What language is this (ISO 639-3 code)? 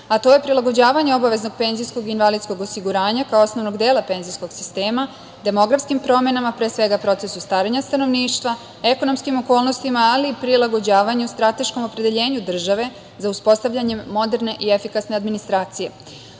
srp